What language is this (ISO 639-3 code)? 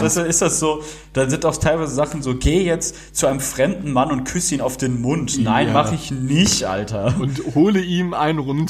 deu